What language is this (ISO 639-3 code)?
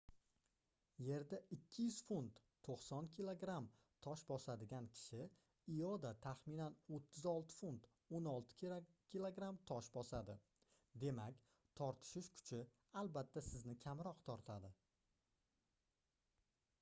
uzb